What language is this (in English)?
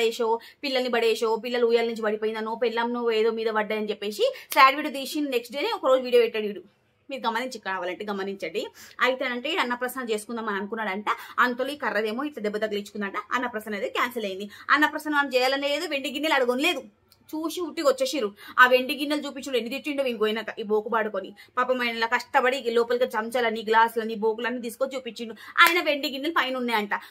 Telugu